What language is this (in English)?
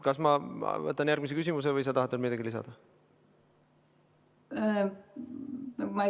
Estonian